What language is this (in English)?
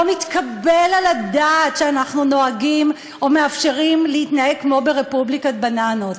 Hebrew